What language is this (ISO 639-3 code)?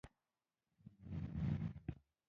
pus